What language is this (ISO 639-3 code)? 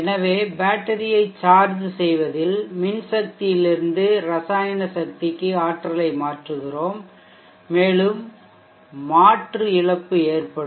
tam